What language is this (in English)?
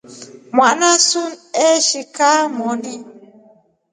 Rombo